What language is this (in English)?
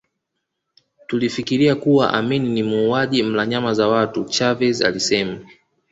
Swahili